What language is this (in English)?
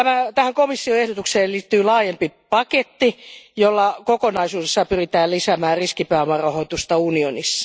Finnish